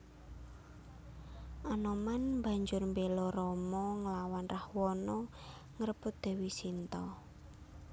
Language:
Javanese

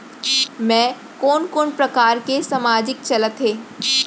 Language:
Chhattisgarhi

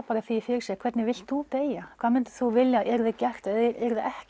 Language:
Icelandic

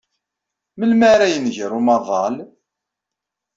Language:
Kabyle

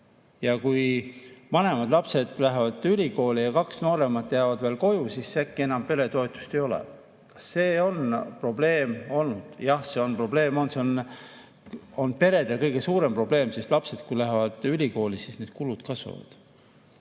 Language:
Estonian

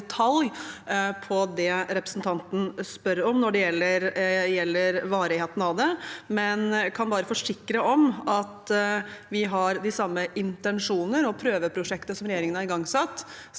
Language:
Norwegian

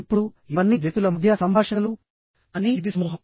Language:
Telugu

